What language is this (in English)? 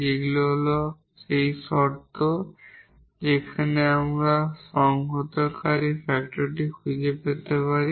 Bangla